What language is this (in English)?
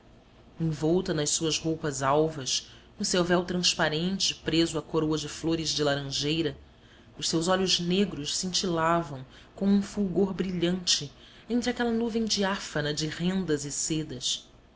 Portuguese